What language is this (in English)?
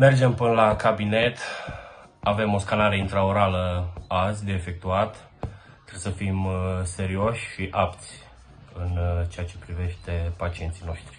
Romanian